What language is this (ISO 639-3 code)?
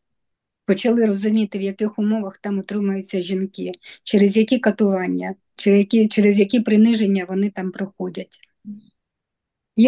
ukr